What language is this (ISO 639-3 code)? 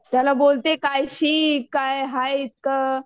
mar